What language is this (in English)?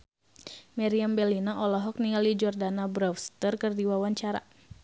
Sundanese